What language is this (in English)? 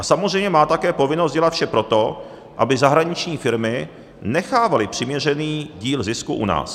Czech